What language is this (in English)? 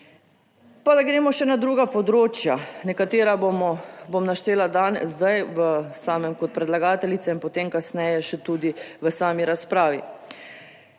Slovenian